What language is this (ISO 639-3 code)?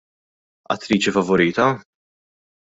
mlt